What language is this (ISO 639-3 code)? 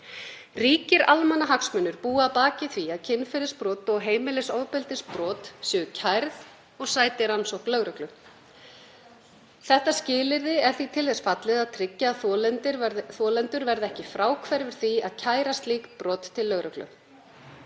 isl